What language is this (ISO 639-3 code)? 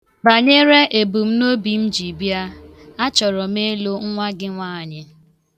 ibo